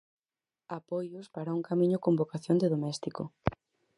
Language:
Galician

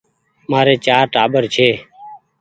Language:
Goaria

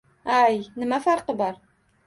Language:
Uzbek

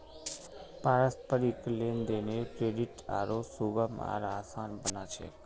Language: Magahi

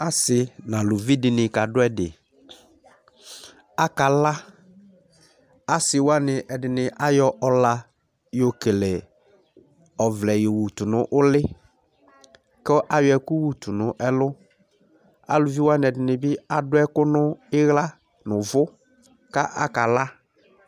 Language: Ikposo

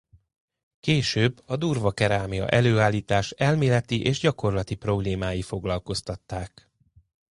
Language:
Hungarian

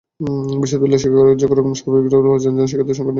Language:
Bangla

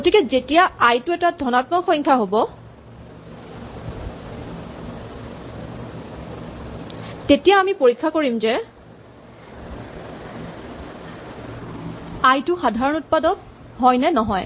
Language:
Assamese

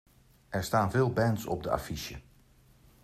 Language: Dutch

